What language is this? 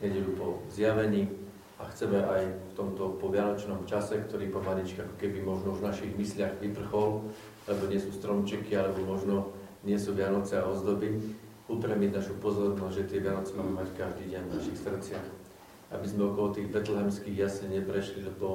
Slovak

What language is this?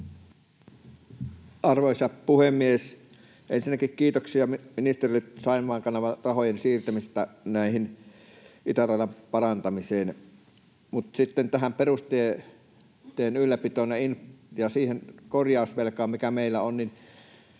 Finnish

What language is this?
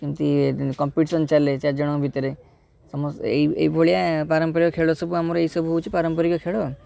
Odia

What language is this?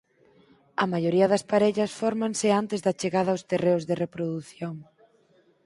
Galician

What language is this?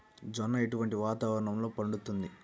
Telugu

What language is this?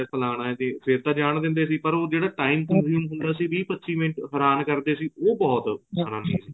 Punjabi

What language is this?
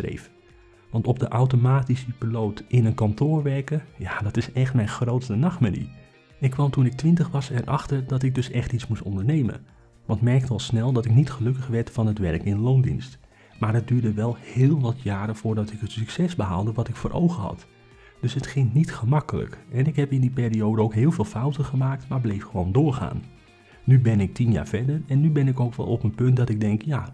Dutch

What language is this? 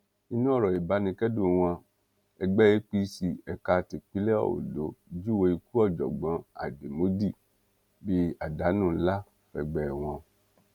Yoruba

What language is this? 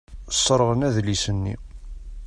Kabyle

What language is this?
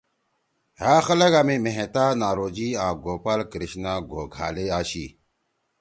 Torwali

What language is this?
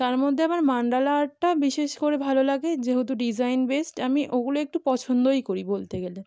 Bangla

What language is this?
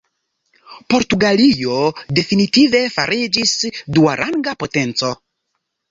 Esperanto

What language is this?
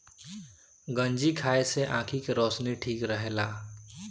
Bhojpuri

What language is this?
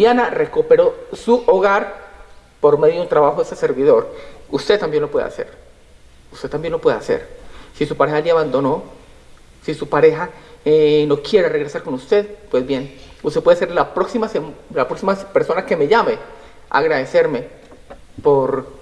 Spanish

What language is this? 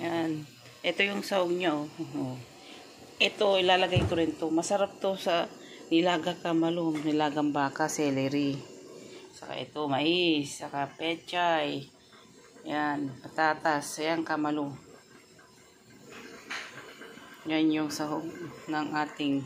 Filipino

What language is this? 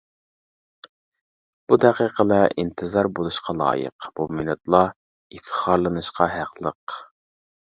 Uyghur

